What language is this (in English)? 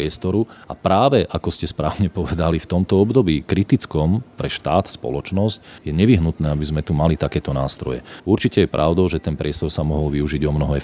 Slovak